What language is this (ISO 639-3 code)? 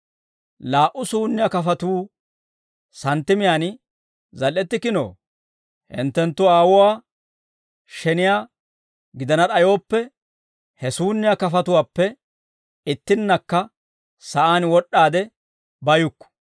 dwr